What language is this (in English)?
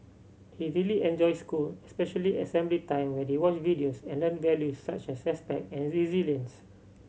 English